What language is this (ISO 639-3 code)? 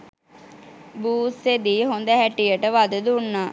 sin